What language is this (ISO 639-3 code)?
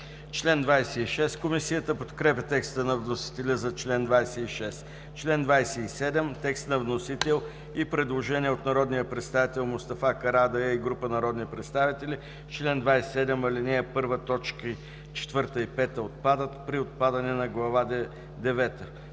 bul